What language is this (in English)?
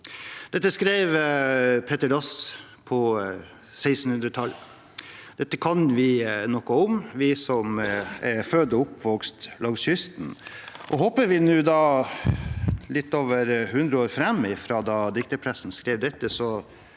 Norwegian